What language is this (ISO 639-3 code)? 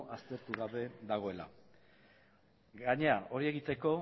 eus